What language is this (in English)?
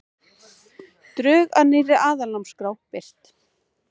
Icelandic